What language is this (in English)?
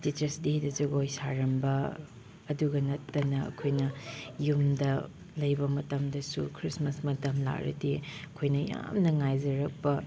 Manipuri